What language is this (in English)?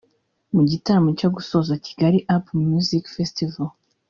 Kinyarwanda